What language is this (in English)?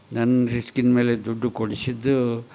Kannada